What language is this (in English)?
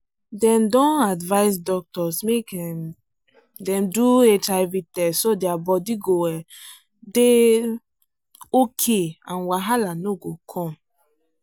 Nigerian Pidgin